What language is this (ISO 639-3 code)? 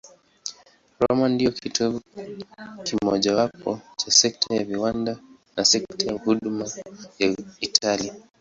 swa